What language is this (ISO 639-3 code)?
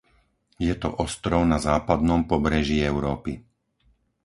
slk